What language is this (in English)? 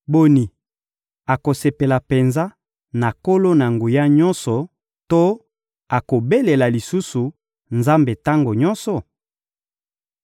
Lingala